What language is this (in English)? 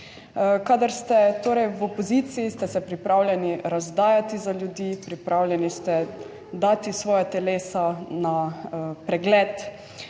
Slovenian